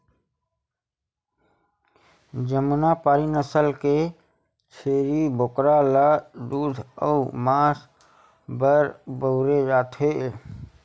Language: Chhattisgarhi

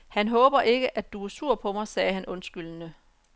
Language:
Danish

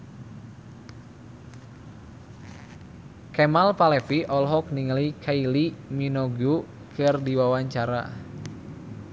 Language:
Sundanese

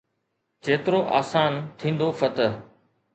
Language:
Sindhi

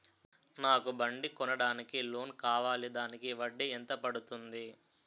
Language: Telugu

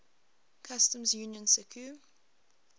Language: English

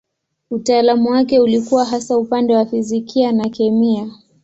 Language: Swahili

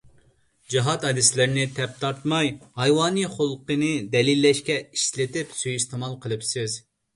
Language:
Uyghur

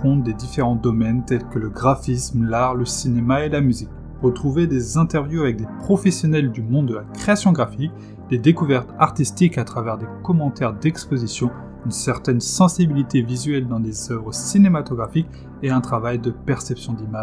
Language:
French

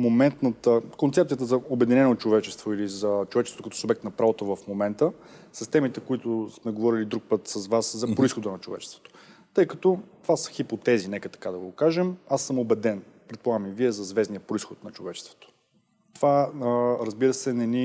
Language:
English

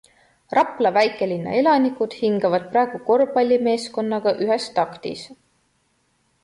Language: Estonian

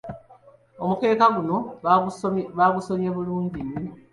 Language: Ganda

